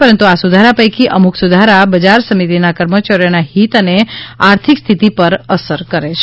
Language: Gujarati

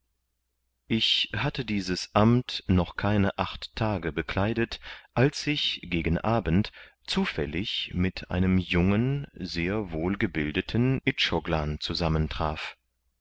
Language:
German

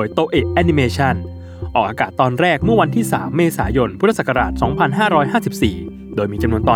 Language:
Thai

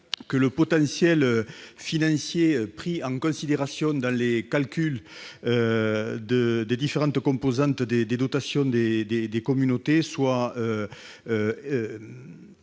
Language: French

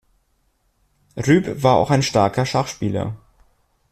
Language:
German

